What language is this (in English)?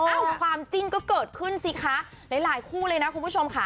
Thai